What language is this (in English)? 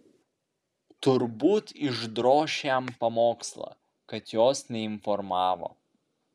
Lithuanian